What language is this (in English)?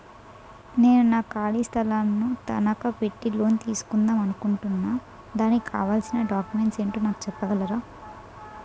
Telugu